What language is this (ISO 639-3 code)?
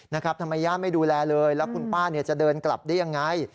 tha